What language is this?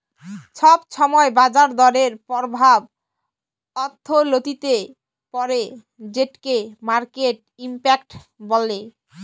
Bangla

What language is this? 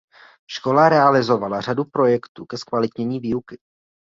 Czech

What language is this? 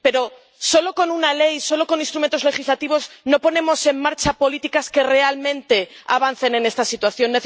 Spanish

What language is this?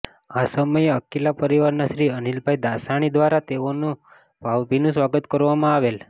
Gujarati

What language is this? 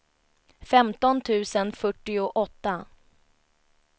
Swedish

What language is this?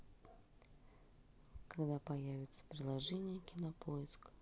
Russian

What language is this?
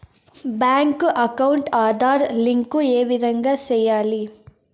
Telugu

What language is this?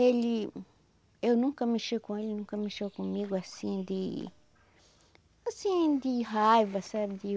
Portuguese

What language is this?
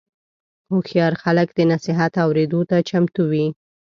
Pashto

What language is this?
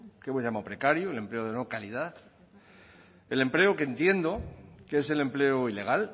Spanish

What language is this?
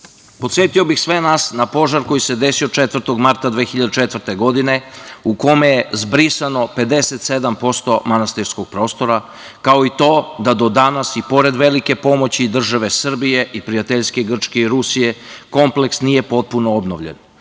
Serbian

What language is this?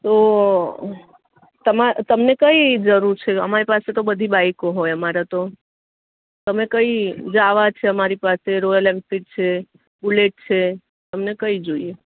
Gujarati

